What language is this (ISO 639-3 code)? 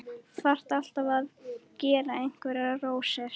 isl